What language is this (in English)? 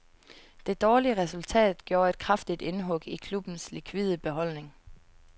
Danish